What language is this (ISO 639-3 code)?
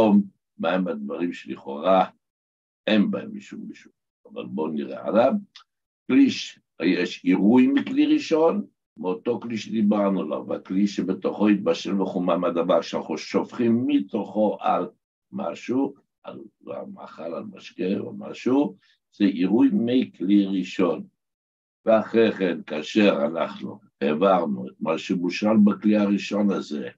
heb